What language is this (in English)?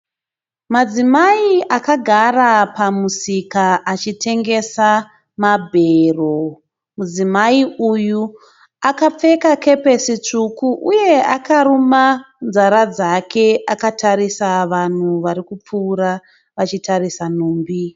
Shona